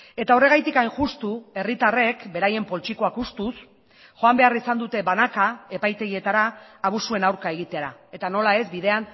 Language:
Basque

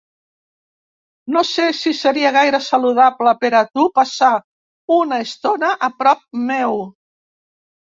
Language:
Catalan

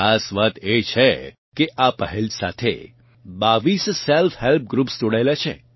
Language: Gujarati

